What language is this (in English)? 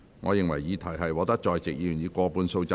Cantonese